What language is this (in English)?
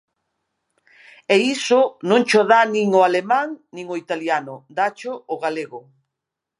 Galician